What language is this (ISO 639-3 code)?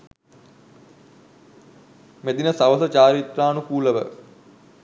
sin